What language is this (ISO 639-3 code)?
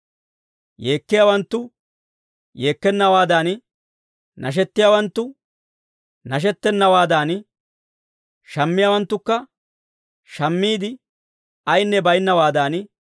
dwr